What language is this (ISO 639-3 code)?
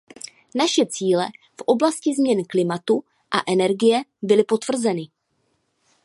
ces